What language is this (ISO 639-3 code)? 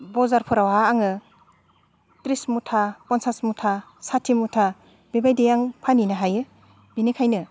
brx